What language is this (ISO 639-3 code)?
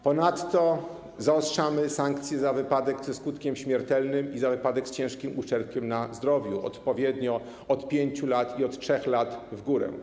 pol